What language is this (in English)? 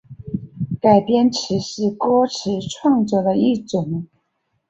Chinese